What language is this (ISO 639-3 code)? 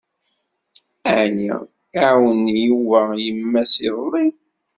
kab